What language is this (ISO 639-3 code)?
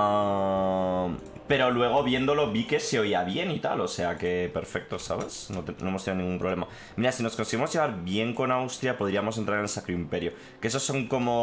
spa